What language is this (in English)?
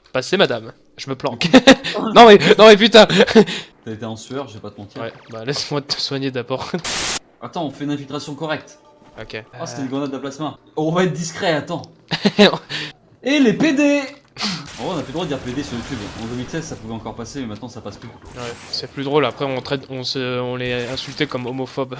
French